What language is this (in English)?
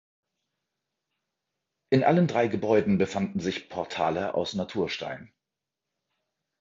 German